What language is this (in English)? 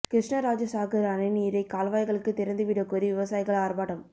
Tamil